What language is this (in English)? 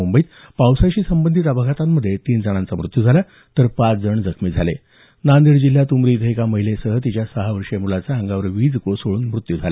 Marathi